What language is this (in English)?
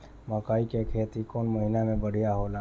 Bhojpuri